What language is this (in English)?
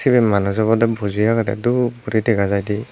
Chakma